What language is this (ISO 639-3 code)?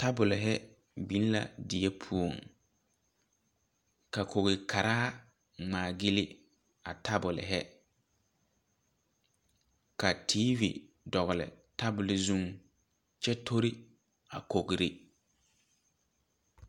dga